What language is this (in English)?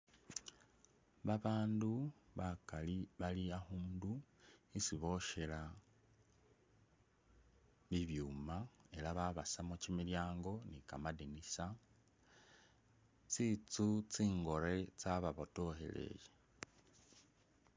Masaaba